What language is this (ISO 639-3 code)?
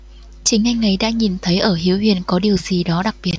vie